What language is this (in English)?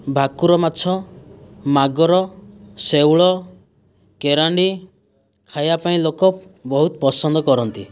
Odia